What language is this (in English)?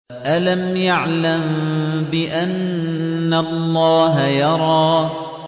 Arabic